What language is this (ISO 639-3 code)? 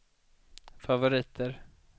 swe